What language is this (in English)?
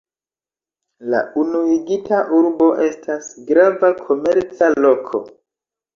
Esperanto